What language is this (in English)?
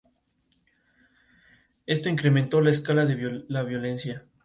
Spanish